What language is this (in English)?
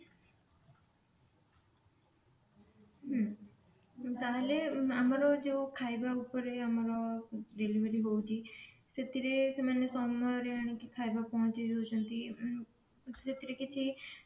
Odia